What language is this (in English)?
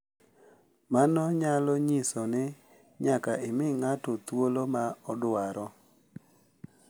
Luo (Kenya and Tanzania)